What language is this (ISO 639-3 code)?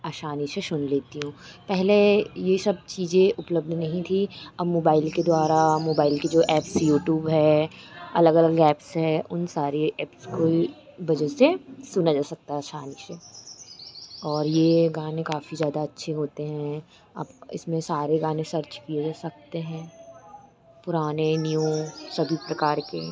hin